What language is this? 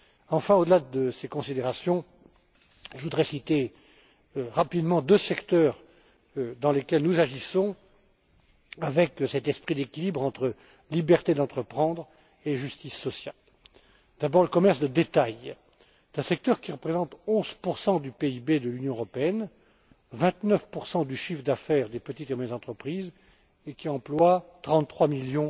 French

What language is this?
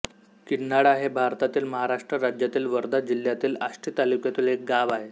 Marathi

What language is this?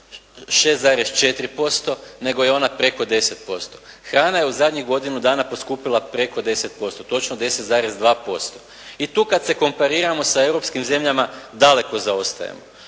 Croatian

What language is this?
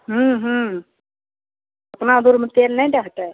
Maithili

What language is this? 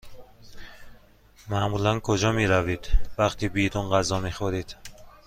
Persian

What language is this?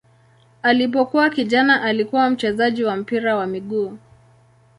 Swahili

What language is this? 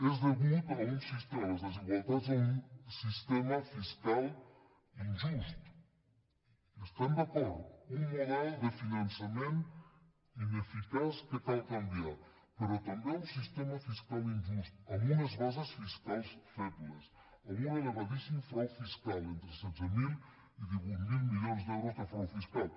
Catalan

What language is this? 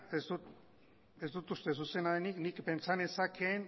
Basque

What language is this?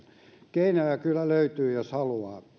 Finnish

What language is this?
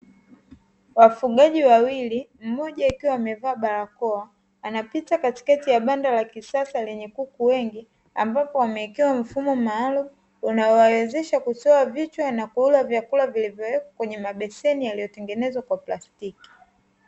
Swahili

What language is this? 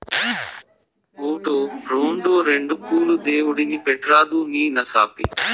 Telugu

